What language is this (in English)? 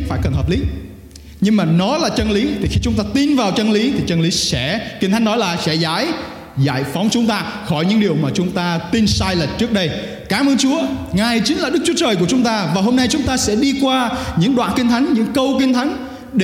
Vietnamese